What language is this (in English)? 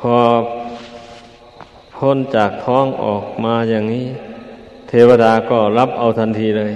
Thai